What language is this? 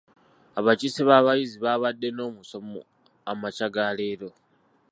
Ganda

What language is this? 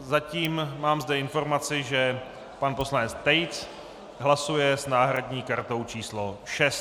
Czech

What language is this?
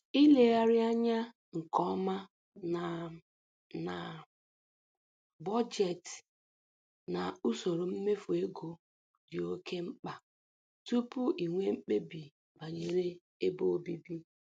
Igbo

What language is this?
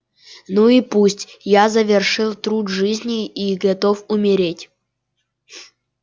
Russian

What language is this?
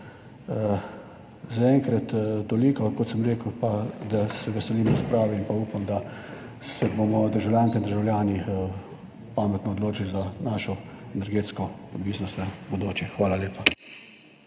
Slovenian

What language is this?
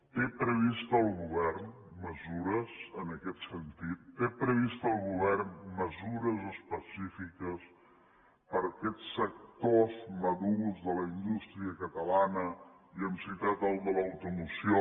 Catalan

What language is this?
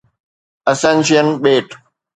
Sindhi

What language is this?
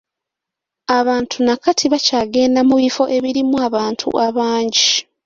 Ganda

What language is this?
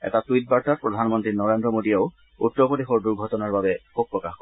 Assamese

